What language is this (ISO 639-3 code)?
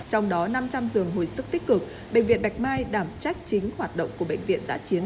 vie